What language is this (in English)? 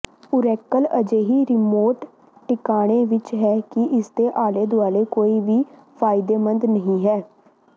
Punjabi